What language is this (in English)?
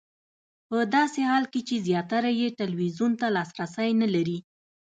Pashto